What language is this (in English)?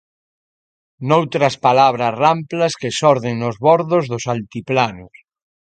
Galician